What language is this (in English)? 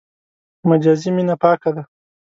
Pashto